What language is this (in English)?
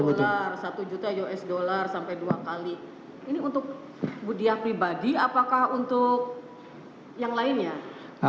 Indonesian